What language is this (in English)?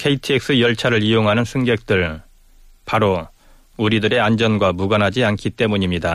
Korean